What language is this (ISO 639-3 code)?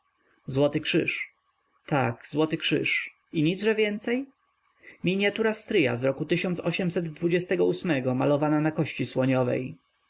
pol